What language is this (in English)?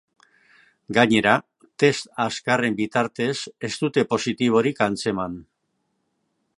Basque